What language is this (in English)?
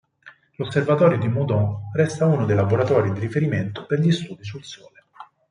Italian